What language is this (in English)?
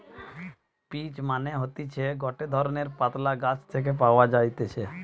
Bangla